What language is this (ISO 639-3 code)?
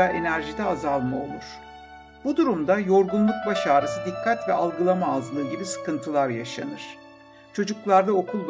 tur